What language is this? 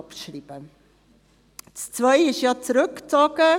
Swiss German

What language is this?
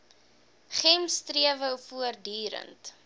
Afrikaans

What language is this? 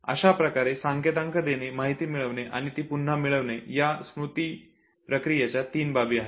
Marathi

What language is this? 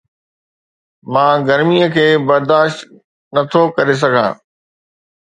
Sindhi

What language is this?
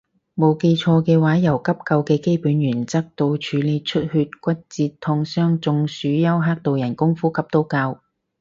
Cantonese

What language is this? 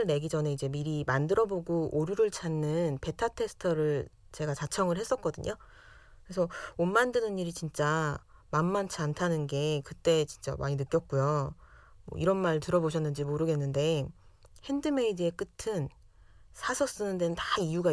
Korean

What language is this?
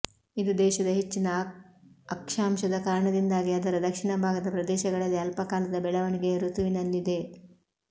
Kannada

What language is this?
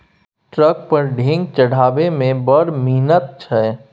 Maithili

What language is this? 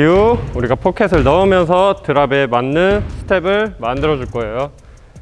Korean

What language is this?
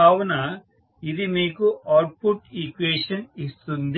Telugu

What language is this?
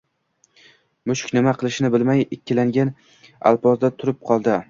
Uzbek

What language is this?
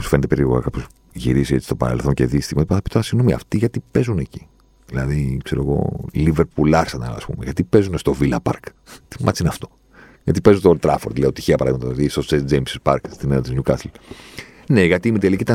Greek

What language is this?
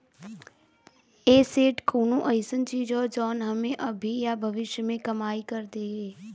Bhojpuri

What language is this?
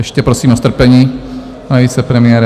Czech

